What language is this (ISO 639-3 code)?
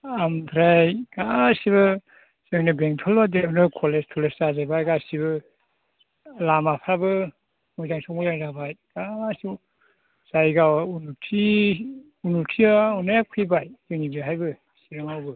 brx